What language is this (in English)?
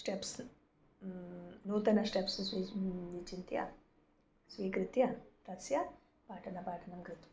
Sanskrit